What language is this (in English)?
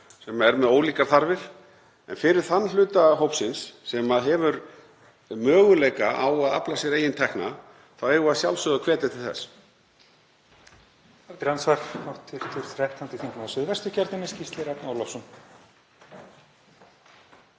Icelandic